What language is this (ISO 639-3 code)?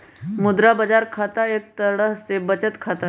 mag